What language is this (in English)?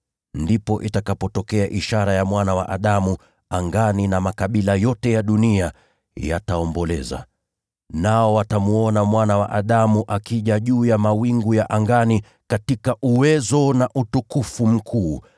Swahili